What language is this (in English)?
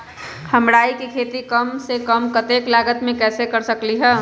Magahi